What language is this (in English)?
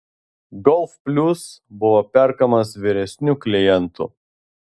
Lithuanian